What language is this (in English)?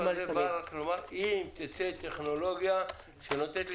Hebrew